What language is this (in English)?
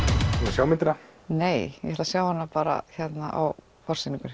Icelandic